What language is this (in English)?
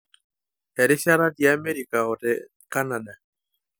Masai